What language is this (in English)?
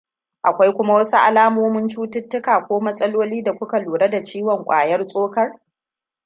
Hausa